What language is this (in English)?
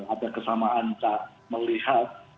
Indonesian